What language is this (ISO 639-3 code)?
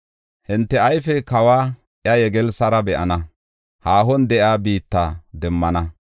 gof